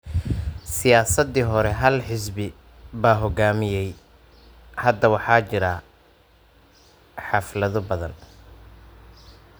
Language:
Somali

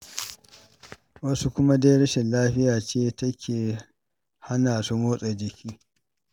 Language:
Hausa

